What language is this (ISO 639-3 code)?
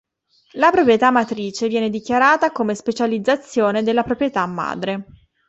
ita